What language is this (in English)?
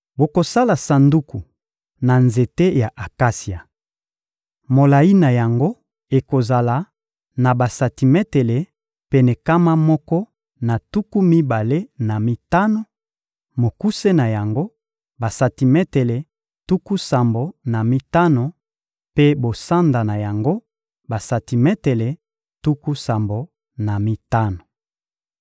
Lingala